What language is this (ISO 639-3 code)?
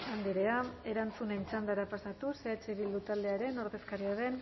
eus